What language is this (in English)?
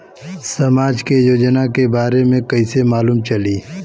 Bhojpuri